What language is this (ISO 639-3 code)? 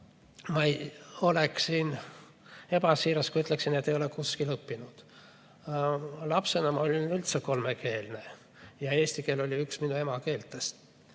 est